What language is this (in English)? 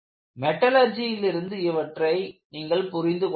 Tamil